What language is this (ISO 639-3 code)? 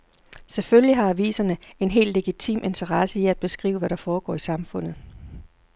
dan